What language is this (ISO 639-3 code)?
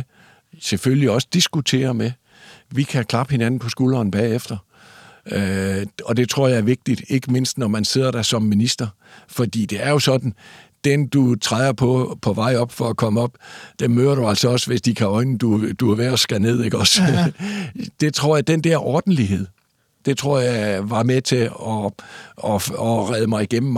dan